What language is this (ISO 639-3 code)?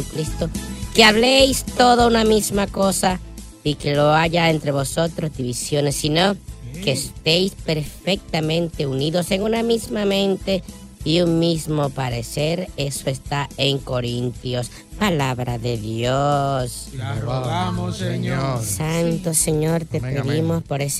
spa